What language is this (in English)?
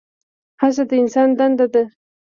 Pashto